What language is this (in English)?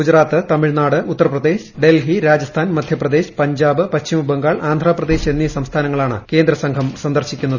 Malayalam